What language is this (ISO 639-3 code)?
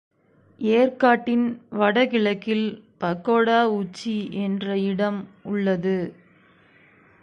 tam